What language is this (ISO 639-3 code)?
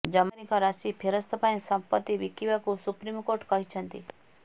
ori